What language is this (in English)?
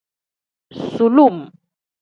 Tem